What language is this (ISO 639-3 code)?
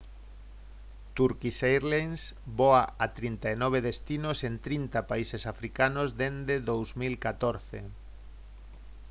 glg